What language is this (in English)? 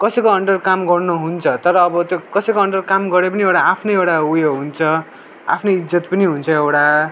Nepali